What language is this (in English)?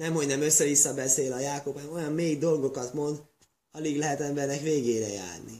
Hungarian